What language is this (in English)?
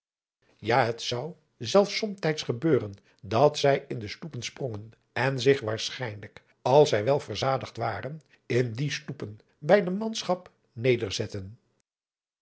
Dutch